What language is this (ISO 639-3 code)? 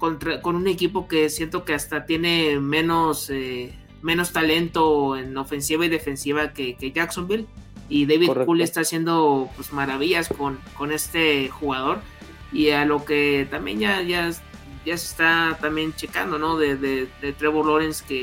spa